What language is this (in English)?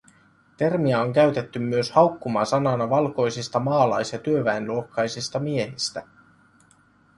Finnish